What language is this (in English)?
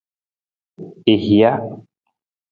Nawdm